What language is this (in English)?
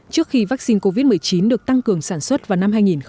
Vietnamese